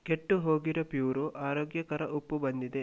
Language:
Kannada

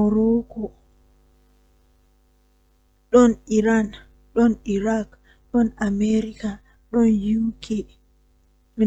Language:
Western Niger Fulfulde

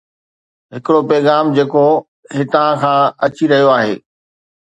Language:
Sindhi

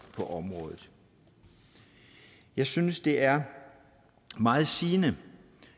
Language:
Danish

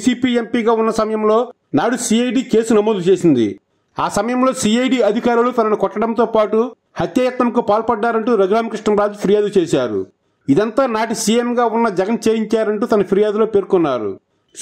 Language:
Telugu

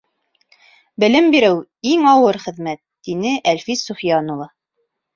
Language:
Bashkir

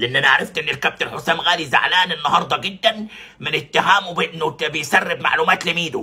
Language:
Arabic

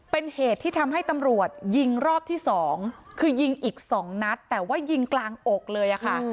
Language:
Thai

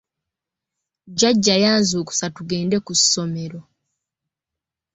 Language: Ganda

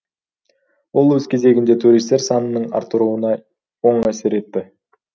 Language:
Kazakh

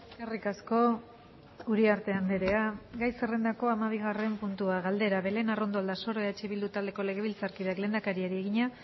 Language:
Basque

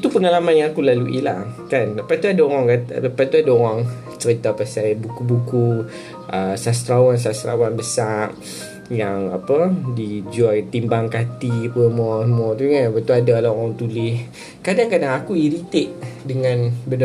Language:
Malay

